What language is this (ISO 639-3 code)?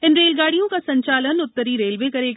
hin